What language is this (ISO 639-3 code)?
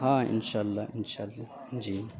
urd